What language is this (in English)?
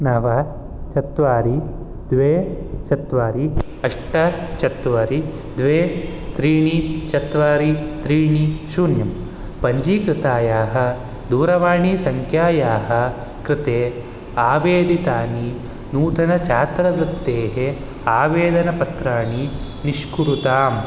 Sanskrit